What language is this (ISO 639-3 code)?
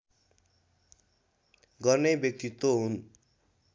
nep